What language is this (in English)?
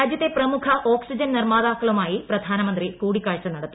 Malayalam